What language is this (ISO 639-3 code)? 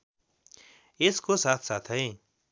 nep